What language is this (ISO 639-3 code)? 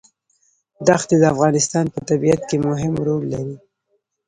pus